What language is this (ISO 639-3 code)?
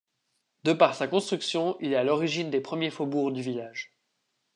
fra